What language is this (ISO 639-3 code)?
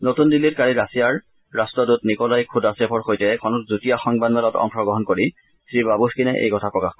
asm